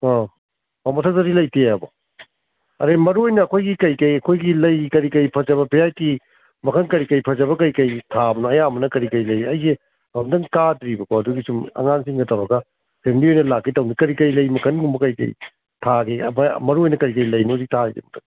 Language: Manipuri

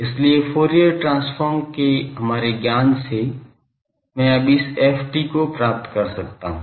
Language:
Hindi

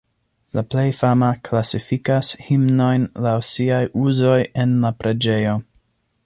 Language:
Esperanto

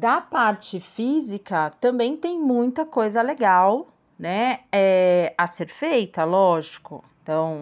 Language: Portuguese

